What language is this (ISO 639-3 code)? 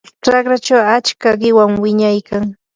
qur